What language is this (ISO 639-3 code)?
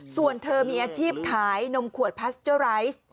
tha